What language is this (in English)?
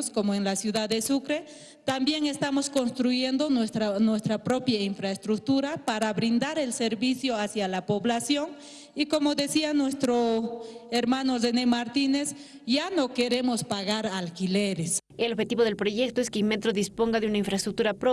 Spanish